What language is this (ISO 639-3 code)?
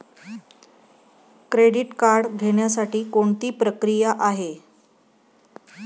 mar